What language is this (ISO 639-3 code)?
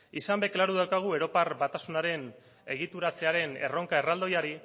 eus